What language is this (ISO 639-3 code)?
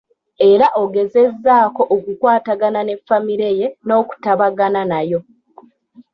lug